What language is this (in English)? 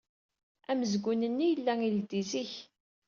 Kabyle